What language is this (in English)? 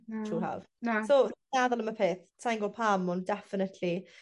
Welsh